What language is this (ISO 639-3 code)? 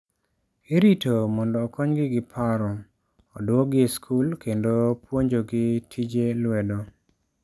luo